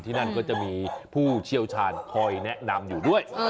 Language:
Thai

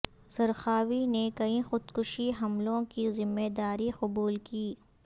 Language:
Urdu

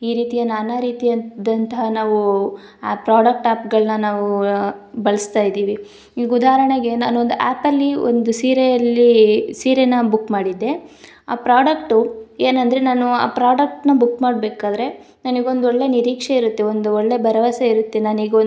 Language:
Kannada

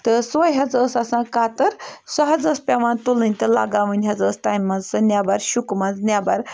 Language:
Kashmiri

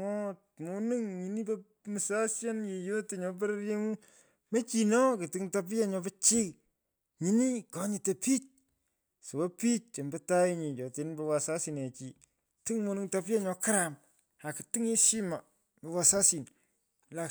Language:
Pökoot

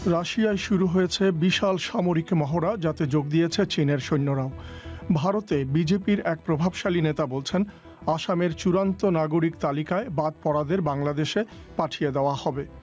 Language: Bangla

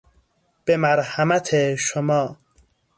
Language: Persian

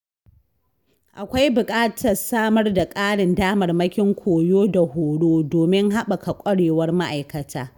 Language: Hausa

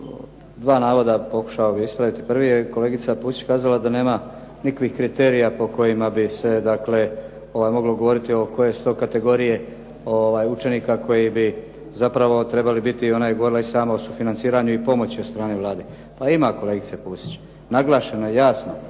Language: Croatian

